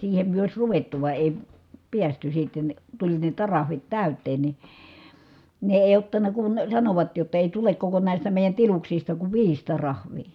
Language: Finnish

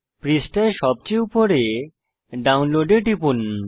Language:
Bangla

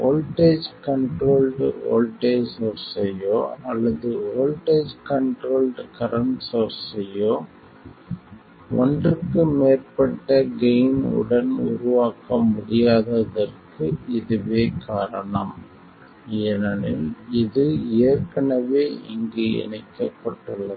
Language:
Tamil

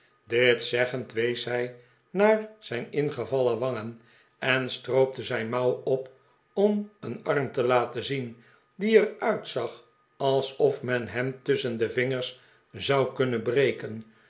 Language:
Dutch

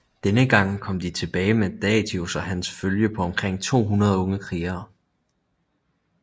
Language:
Danish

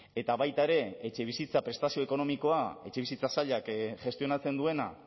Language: Basque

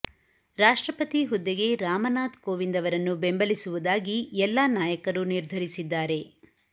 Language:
Kannada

